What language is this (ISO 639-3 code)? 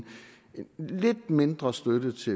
dan